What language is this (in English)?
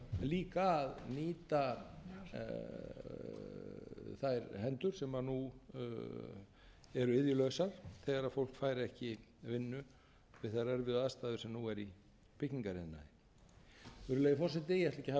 Icelandic